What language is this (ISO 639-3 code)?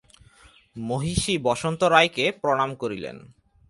ben